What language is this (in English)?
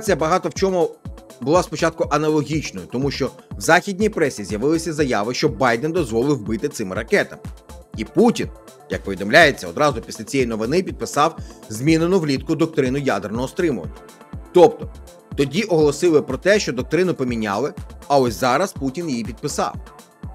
Ukrainian